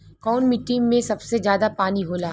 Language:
Bhojpuri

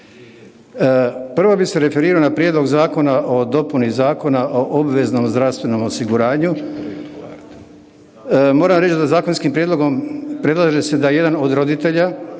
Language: Croatian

